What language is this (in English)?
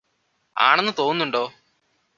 Malayalam